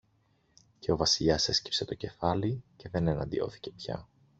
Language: Greek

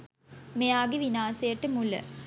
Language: Sinhala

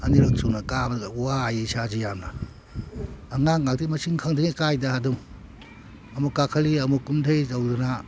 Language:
Manipuri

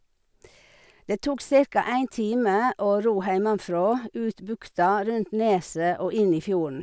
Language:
Norwegian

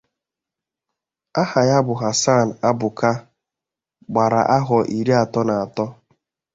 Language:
Igbo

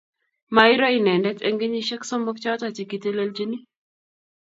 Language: Kalenjin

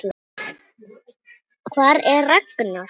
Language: Icelandic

